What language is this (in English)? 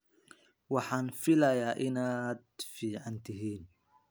Somali